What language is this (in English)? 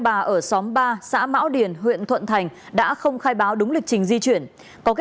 Vietnamese